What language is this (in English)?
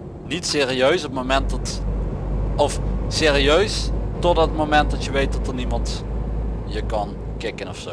Dutch